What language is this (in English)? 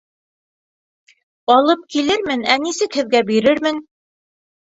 Bashkir